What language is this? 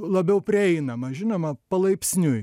Lithuanian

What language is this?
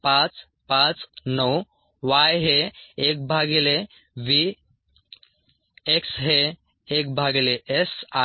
Marathi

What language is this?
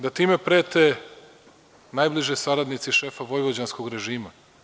Serbian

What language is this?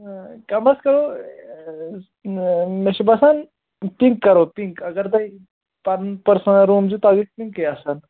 Kashmiri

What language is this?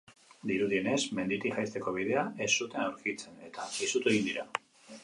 Basque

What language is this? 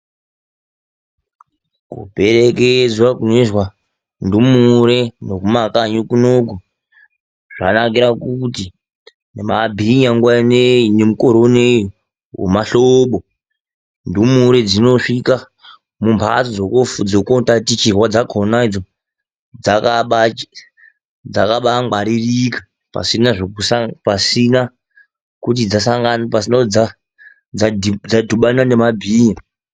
Ndau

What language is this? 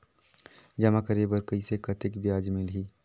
Chhattisgarhi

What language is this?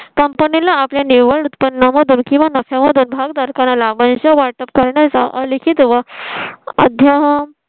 Marathi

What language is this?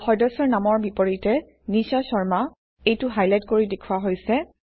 Assamese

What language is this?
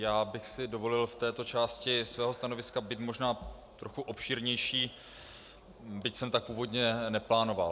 Czech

